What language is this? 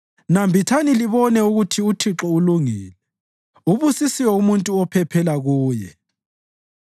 North Ndebele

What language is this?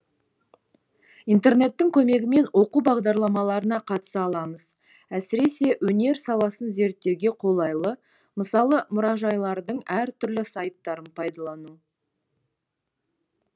Kazakh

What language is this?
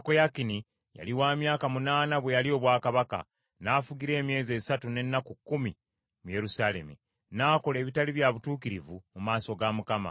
Ganda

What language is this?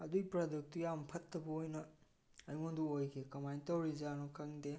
Manipuri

